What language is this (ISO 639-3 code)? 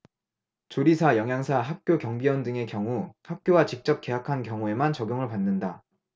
kor